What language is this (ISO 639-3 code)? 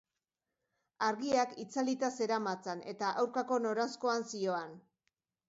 eus